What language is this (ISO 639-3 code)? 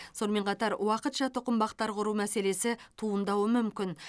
kaz